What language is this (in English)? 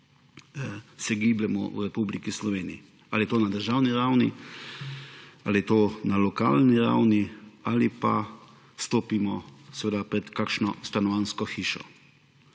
Slovenian